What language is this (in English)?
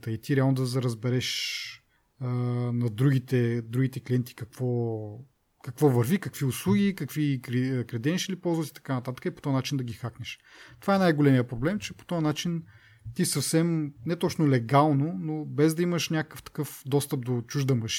Bulgarian